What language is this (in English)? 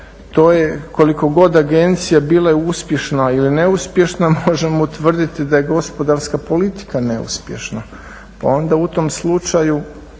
Croatian